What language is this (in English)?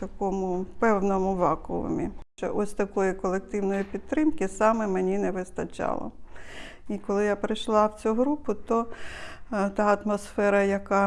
Ukrainian